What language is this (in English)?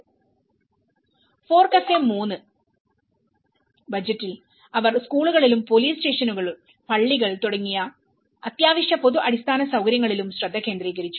Malayalam